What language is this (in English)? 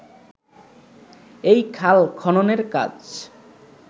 Bangla